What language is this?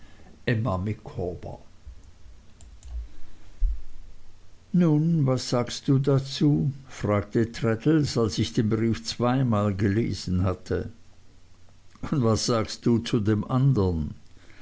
German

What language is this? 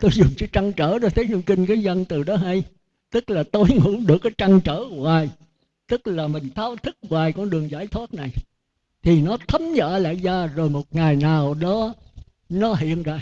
Vietnamese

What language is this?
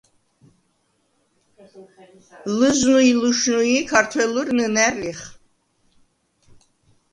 Svan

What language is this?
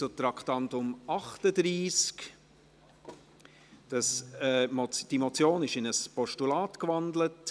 Swiss German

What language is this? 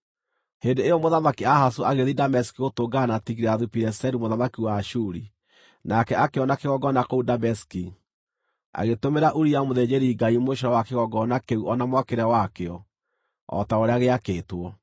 Kikuyu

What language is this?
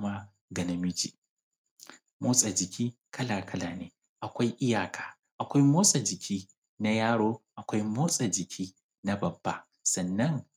Hausa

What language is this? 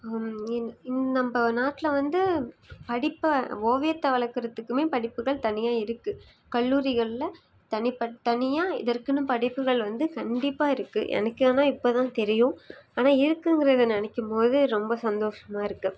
Tamil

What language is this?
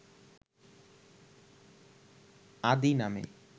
Bangla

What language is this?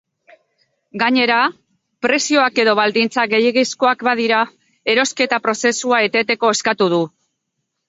Basque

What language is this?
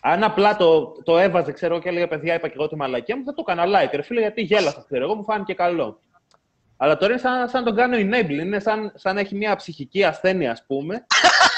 Greek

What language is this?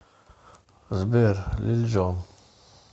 Russian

